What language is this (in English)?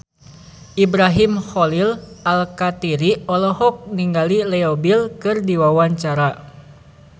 Sundanese